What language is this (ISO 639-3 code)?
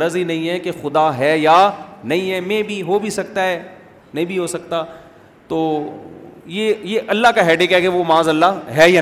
urd